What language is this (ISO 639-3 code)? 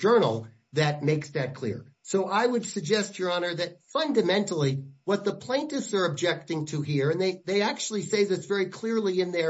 eng